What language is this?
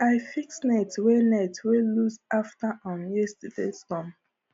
Nigerian Pidgin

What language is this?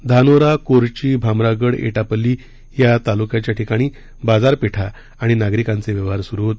Marathi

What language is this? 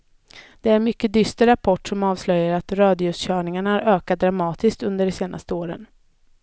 Swedish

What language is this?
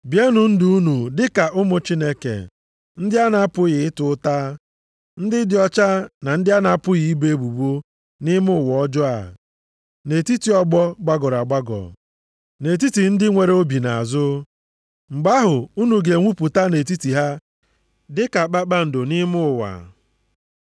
Igbo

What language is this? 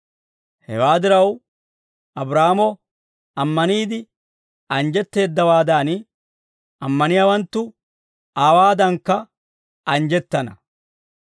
Dawro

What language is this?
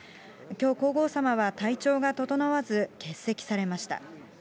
Japanese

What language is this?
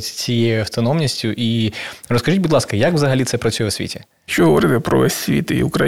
Ukrainian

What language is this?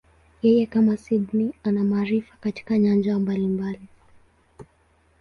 Swahili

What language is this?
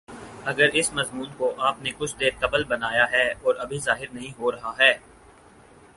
Urdu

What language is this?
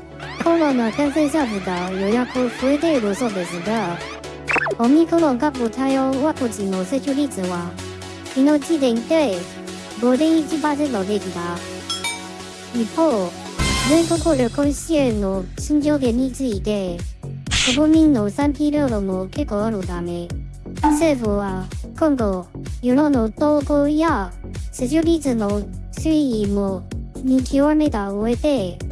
Japanese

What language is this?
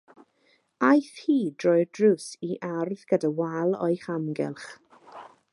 Welsh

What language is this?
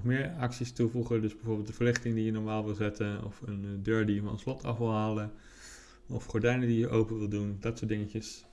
Dutch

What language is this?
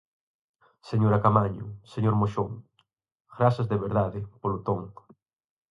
Galician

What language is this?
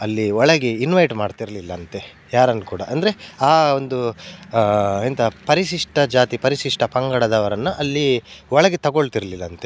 Kannada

